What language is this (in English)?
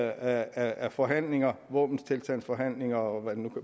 Danish